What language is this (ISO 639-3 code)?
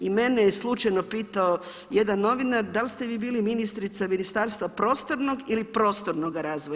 hrv